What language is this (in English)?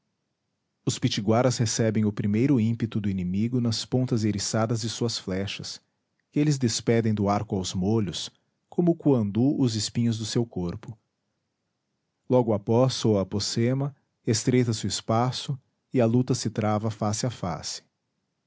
Portuguese